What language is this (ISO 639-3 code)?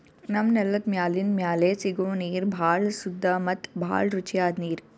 kan